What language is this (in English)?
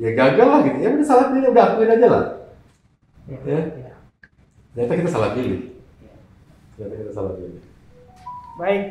Indonesian